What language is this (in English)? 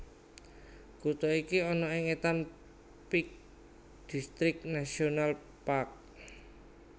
Javanese